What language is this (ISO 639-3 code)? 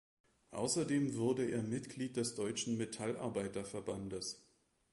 deu